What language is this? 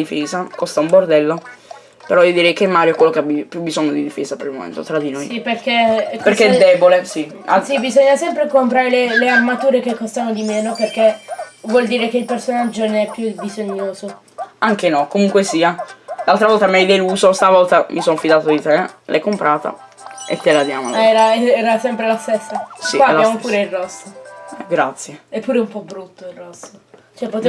Italian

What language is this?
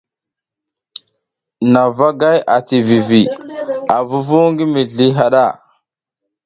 South Giziga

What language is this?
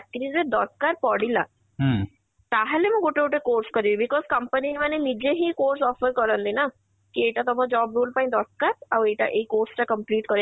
Odia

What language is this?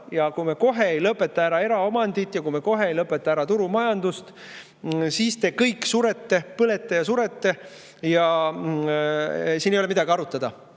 Estonian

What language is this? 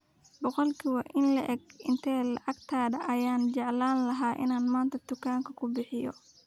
Somali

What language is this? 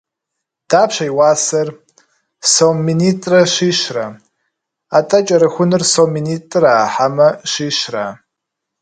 Kabardian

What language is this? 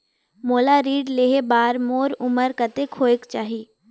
Chhattisgarhi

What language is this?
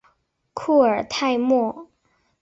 Chinese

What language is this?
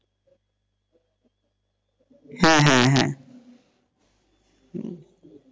Bangla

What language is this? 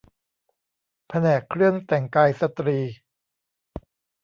Thai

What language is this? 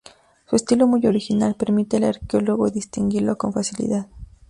Spanish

